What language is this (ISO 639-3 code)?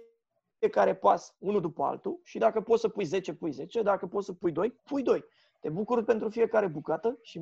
ron